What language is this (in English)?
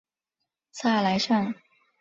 Chinese